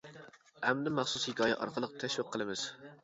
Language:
Uyghur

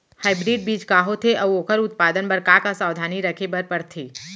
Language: Chhattisgarhi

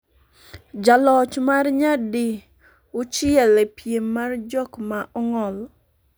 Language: Luo (Kenya and Tanzania)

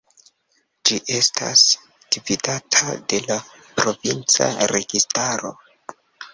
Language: Esperanto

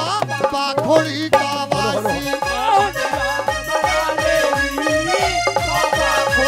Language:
Arabic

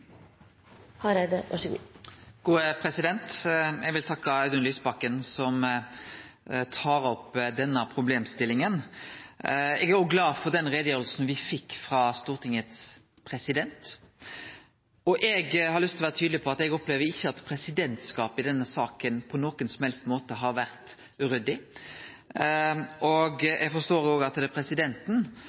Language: Norwegian Nynorsk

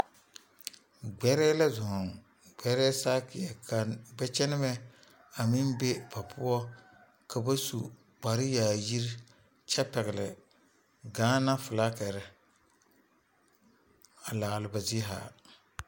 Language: Southern Dagaare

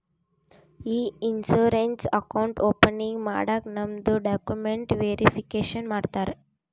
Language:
Kannada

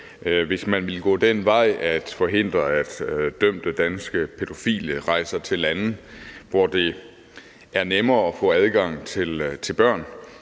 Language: Danish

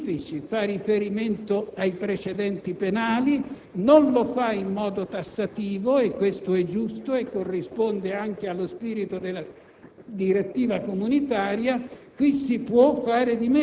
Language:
Italian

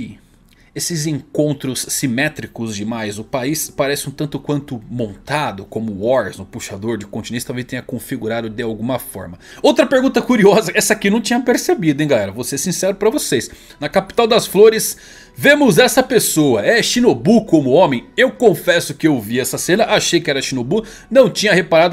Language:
Portuguese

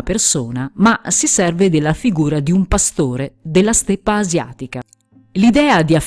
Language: Italian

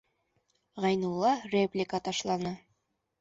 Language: Bashkir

